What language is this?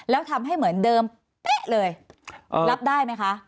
Thai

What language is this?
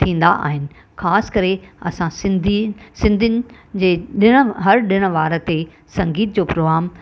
Sindhi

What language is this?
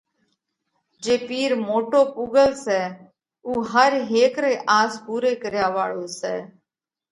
Parkari Koli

